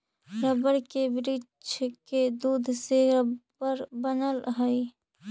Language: Magahi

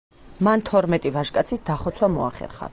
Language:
Georgian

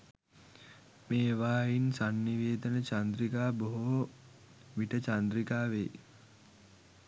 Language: Sinhala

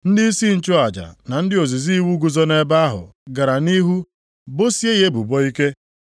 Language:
Igbo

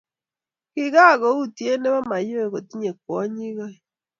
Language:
Kalenjin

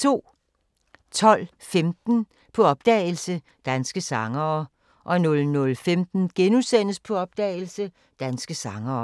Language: Danish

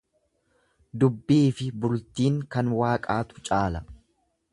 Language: Oromo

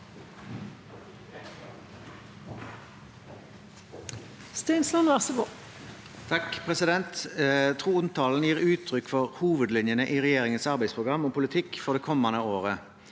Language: Norwegian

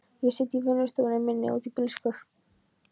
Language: Icelandic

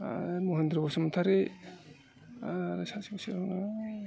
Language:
Bodo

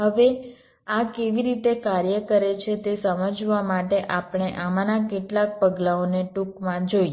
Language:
Gujarati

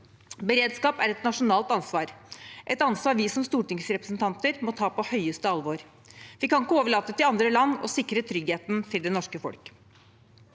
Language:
Norwegian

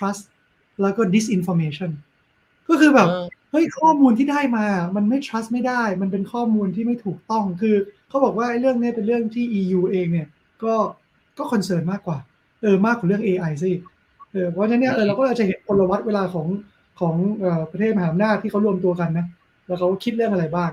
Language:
Thai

